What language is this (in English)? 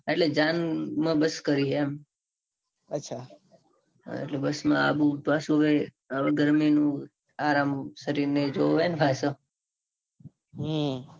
Gujarati